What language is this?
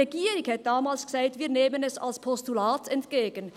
Swiss German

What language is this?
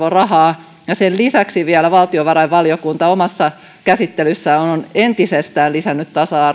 Finnish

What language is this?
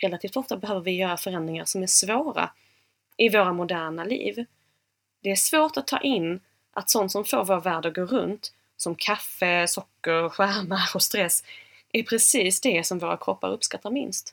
Swedish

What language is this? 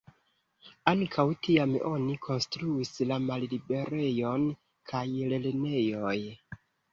Esperanto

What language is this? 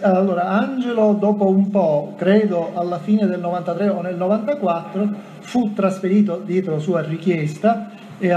Italian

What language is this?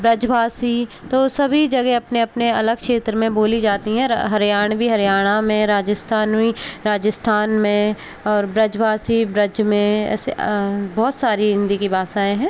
Hindi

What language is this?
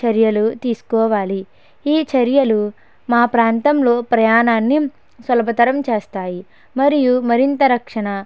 Telugu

